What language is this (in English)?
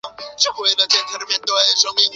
Chinese